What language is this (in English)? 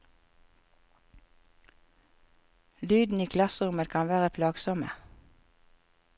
Norwegian